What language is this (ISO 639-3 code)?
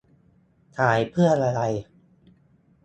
tha